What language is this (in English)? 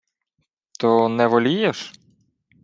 Ukrainian